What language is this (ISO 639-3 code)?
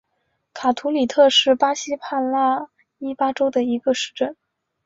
zho